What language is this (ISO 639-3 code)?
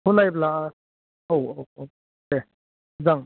brx